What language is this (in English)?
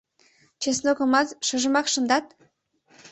Mari